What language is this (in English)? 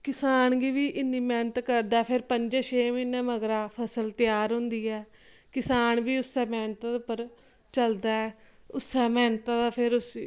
Dogri